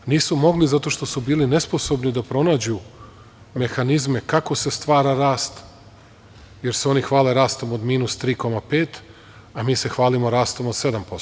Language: Serbian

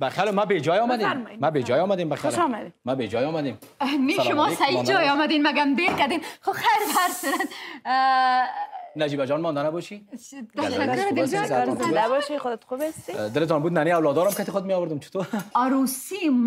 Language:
Persian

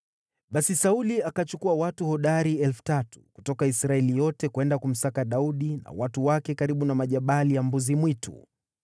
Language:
Swahili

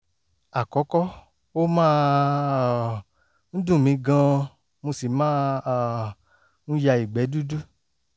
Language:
Yoruba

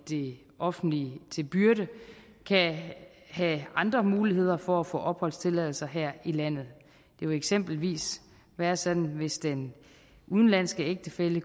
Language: Danish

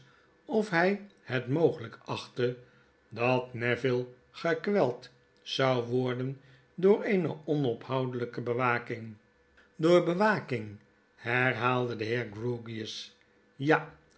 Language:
Dutch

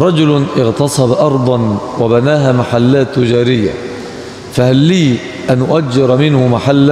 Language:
Arabic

